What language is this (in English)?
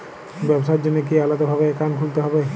Bangla